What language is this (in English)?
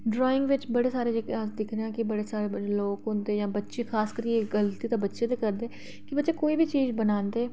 Dogri